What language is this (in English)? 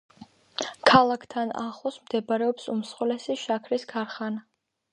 Georgian